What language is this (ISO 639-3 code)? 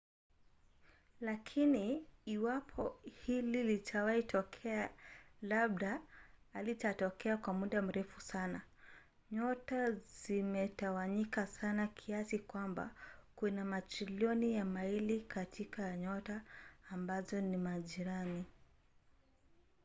swa